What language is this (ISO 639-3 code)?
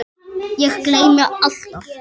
isl